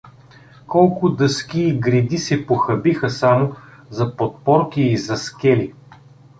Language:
Bulgarian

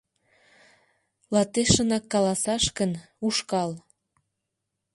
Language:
Mari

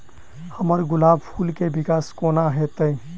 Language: Maithili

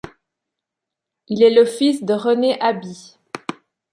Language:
French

